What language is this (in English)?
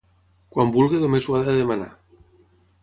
Catalan